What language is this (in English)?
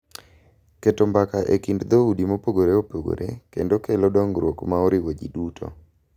Luo (Kenya and Tanzania)